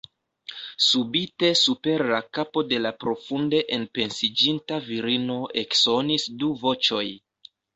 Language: Esperanto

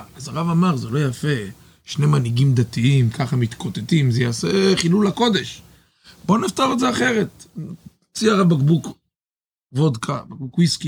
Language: Hebrew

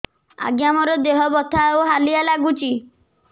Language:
Odia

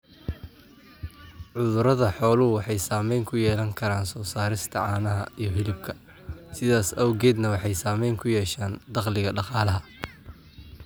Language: Somali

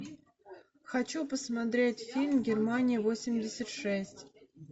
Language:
Russian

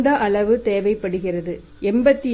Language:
Tamil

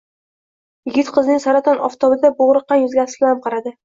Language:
Uzbek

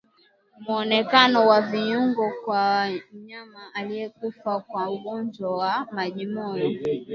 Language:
Swahili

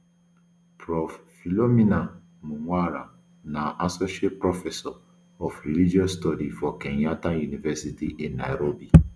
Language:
Nigerian Pidgin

